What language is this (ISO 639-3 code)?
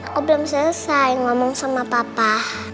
ind